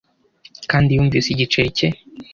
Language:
Kinyarwanda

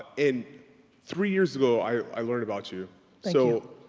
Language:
English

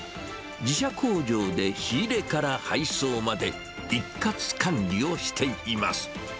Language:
Japanese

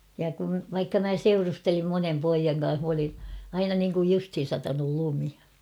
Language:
Finnish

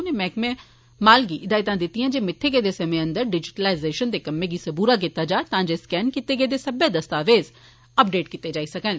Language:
Dogri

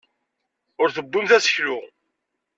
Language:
Kabyle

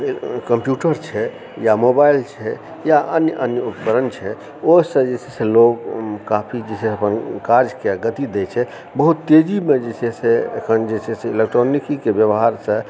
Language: Maithili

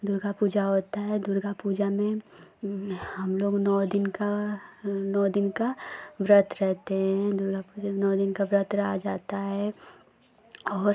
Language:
Hindi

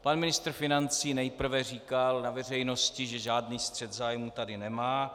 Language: Czech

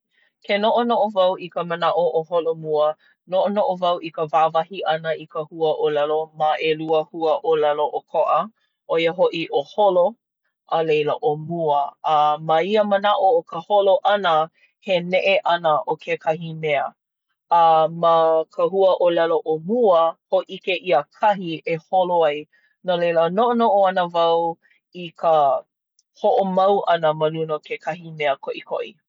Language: Hawaiian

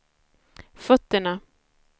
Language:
Swedish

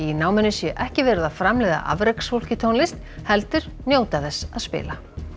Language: Icelandic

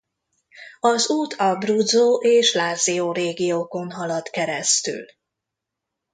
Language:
Hungarian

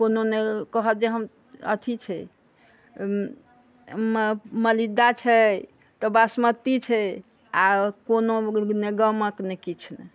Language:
Maithili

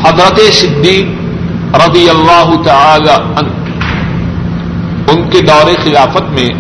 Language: Urdu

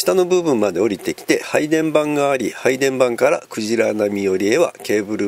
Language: Japanese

